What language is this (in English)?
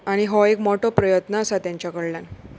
Konkani